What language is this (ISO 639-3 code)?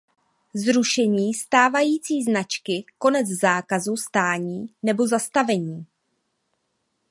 ces